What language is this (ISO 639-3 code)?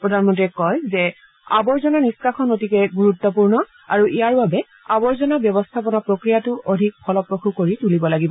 asm